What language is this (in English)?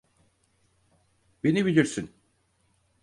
Turkish